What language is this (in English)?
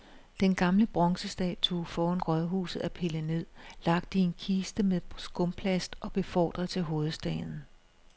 Danish